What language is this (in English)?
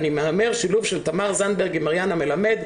Hebrew